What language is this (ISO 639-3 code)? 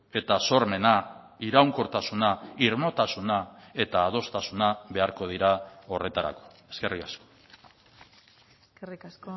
eus